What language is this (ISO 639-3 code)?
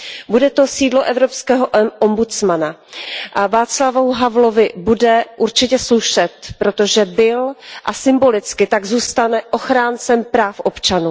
ces